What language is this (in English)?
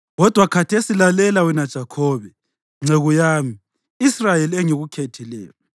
North Ndebele